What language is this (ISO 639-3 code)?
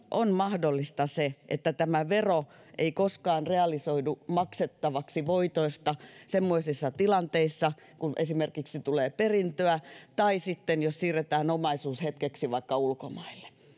fin